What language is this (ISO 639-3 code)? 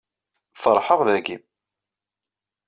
kab